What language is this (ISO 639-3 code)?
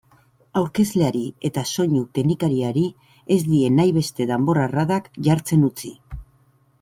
eus